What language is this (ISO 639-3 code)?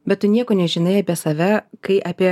lit